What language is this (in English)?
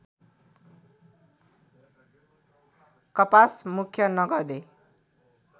Nepali